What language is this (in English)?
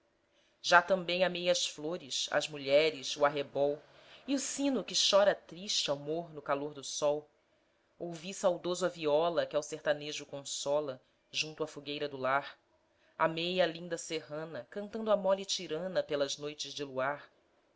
Portuguese